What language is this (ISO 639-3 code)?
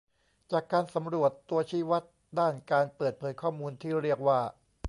tha